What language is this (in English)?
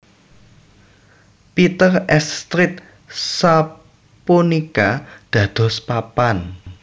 Javanese